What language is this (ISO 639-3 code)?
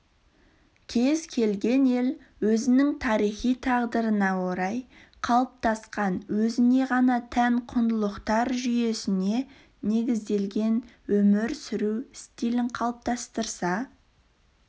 kaz